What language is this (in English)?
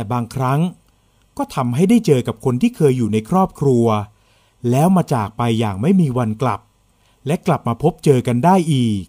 Thai